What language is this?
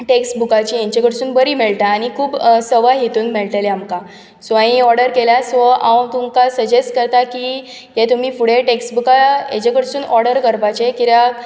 Konkani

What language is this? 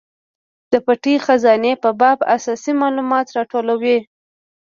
Pashto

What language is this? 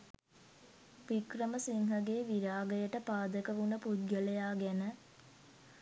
Sinhala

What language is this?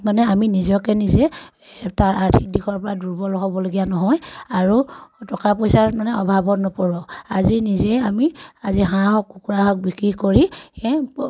Assamese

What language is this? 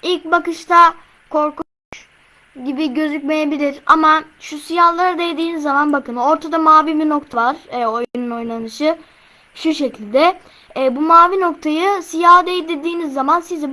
Turkish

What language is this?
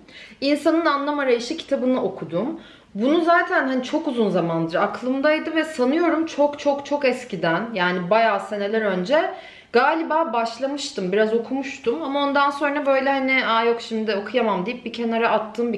Turkish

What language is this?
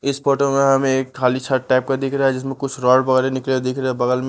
Hindi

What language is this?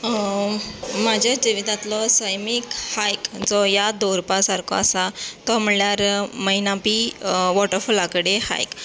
Konkani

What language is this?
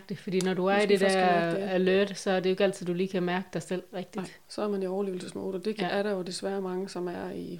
Danish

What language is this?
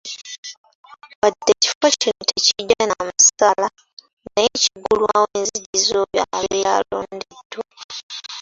Ganda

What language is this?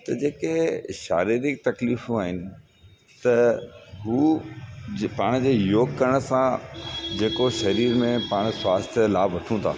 Sindhi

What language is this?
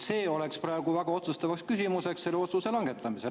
Estonian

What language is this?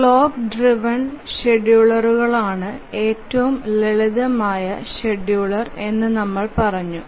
Malayalam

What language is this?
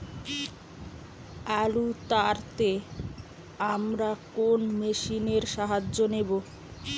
Bangla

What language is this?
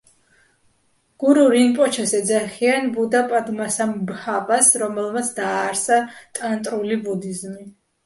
Georgian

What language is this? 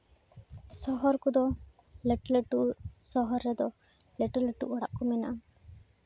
Santali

